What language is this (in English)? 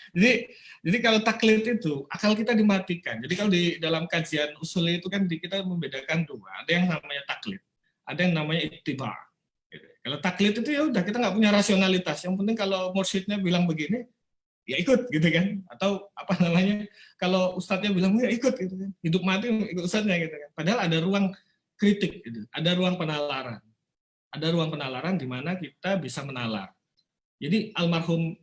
Indonesian